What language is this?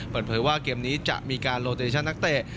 Thai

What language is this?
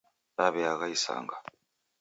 Taita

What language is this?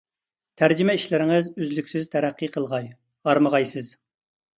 Uyghur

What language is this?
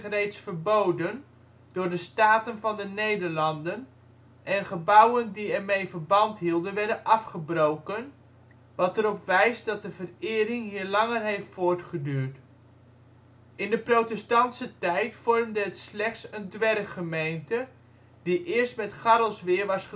Dutch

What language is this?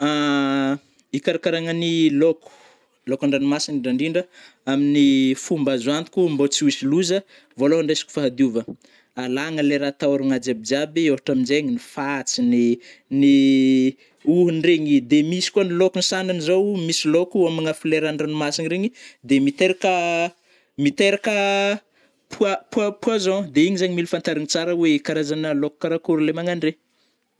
Northern Betsimisaraka Malagasy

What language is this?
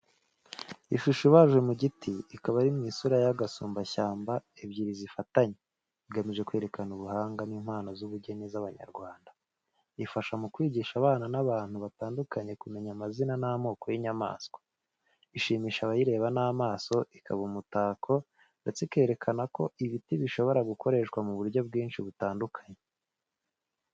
Kinyarwanda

